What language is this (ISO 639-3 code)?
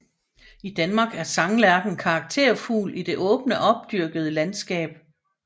dan